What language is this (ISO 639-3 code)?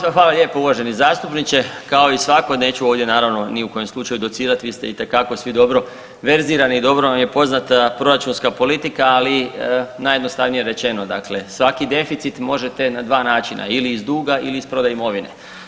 hrv